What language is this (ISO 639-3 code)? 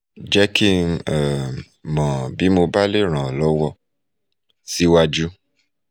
yor